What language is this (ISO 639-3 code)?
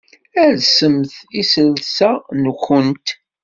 kab